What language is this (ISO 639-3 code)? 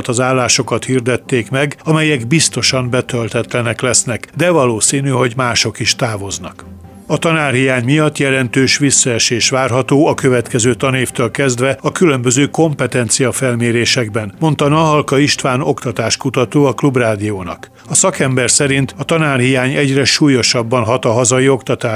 hun